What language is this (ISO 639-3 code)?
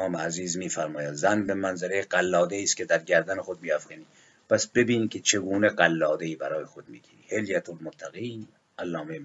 fas